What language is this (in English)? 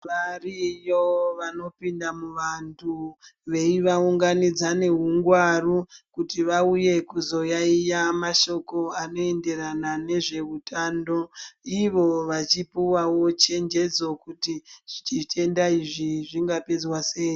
Ndau